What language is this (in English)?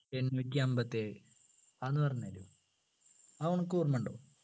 Malayalam